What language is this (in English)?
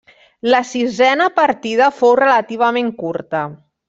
Catalan